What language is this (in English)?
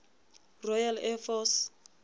Southern Sotho